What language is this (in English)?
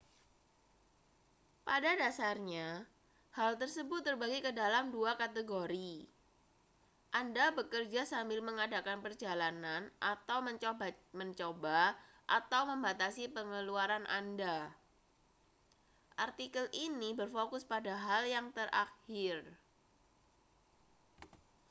Indonesian